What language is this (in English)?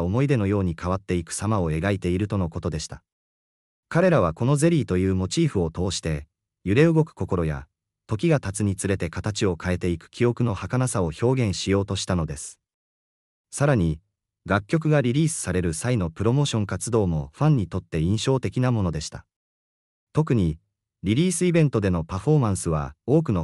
Japanese